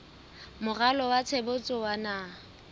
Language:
Southern Sotho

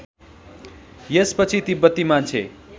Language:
Nepali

